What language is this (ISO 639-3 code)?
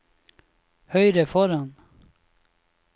nor